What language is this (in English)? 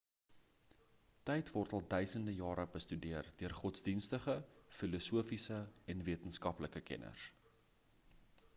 Afrikaans